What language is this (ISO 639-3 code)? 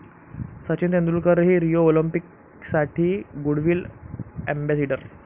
mar